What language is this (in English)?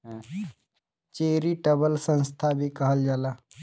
Bhojpuri